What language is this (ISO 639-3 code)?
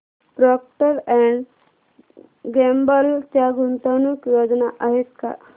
mar